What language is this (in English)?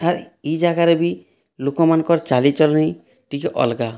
Odia